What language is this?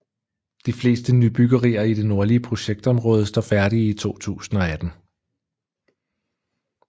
Danish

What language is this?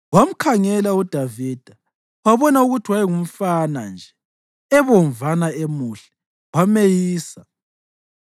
North Ndebele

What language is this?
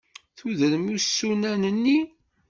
Kabyle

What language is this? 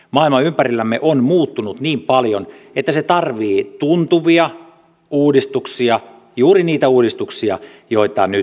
Finnish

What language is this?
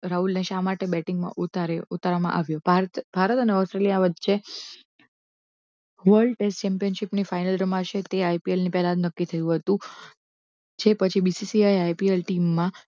Gujarati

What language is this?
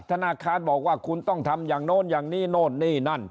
Thai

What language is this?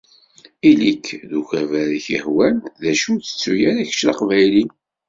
Kabyle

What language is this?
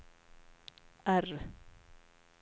Swedish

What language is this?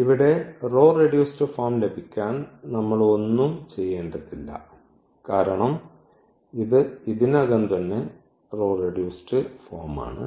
Malayalam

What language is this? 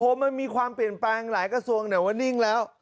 Thai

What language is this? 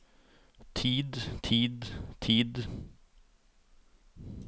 Norwegian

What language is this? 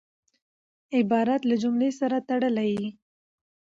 Pashto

